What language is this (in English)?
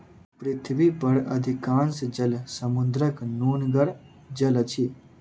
Maithili